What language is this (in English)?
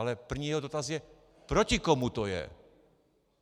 Czech